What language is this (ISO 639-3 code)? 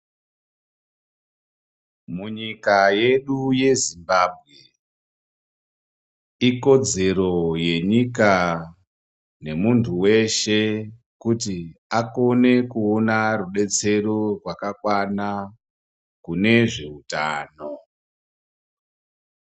ndc